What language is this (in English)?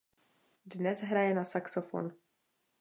Czech